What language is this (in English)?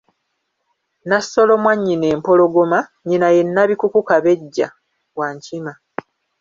Ganda